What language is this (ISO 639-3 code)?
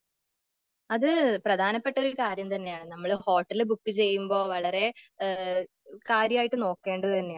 mal